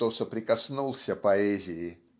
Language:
Russian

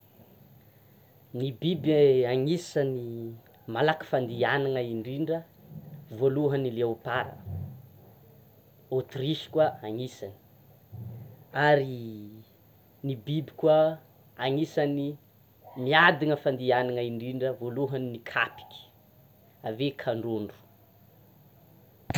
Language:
Tsimihety Malagasy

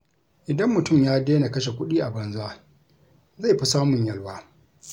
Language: Hausa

